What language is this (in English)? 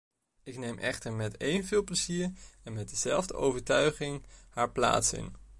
Dutch